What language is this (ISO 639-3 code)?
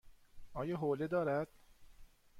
fas